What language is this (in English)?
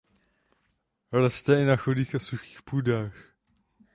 Czech